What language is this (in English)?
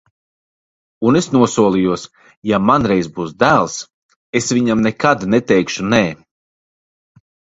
Latvian